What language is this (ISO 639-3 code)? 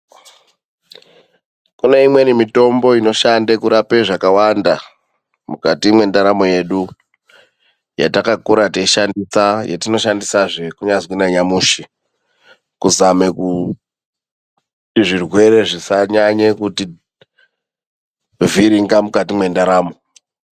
ndc